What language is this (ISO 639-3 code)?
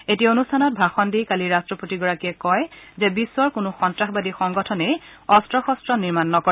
asm